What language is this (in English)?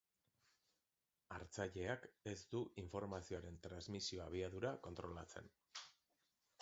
Basque